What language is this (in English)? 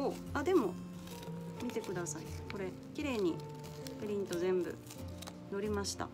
Japanese